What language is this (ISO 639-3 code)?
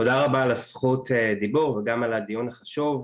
heb